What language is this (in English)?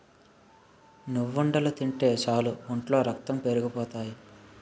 Telugu